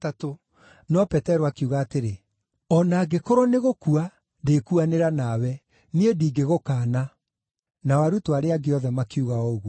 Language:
Kikuyu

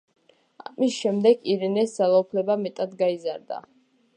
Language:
Georgian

